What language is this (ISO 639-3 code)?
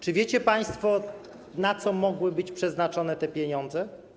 pol